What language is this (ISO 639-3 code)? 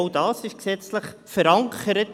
gsw